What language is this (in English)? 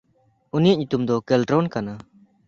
Santali